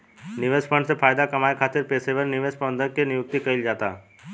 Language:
Bhojpuri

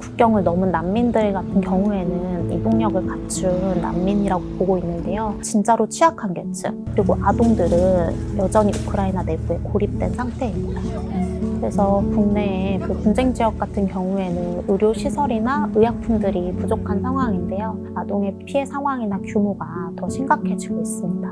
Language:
Korean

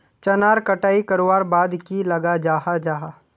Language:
Magahi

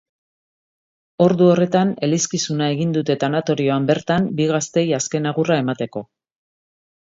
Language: Basque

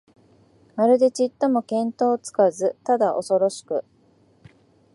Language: Japanese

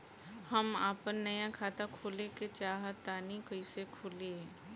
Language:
Bhojpuri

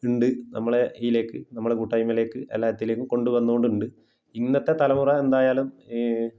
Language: Malayalam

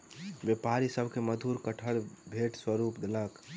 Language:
Maithili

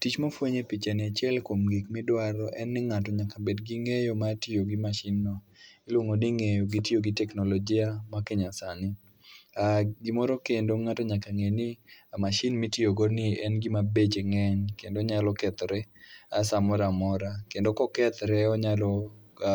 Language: Luo (Kenya and Tanzania)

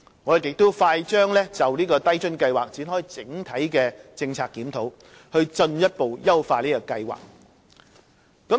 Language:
Cantonese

